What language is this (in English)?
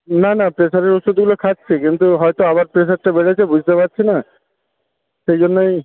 Bangla